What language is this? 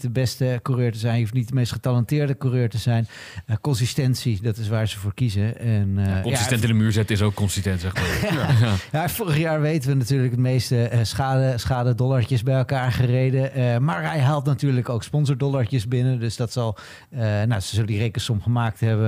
Dutch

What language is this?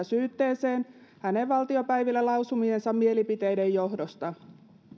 Finnish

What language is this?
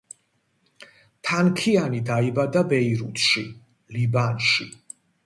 Georgian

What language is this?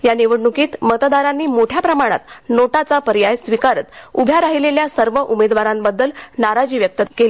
Marathi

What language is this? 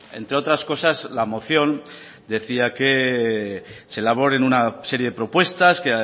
Spanish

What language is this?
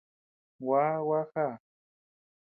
Tepeuxila Cuicatec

